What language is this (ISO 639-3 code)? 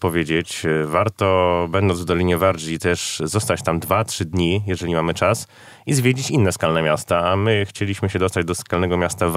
pol